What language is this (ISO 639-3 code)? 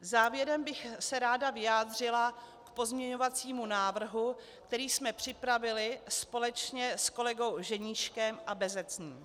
ces